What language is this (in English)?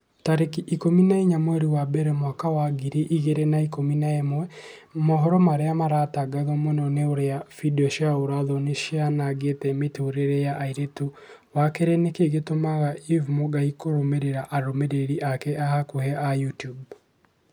Kikuyu